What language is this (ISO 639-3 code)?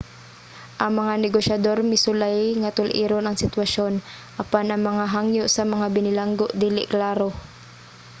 ceb